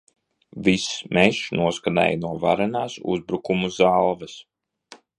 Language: Latvian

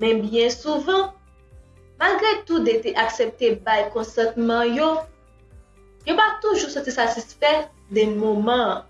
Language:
French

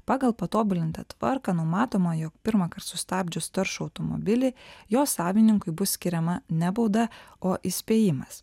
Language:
Lithuanian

